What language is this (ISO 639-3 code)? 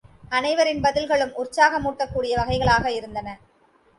tam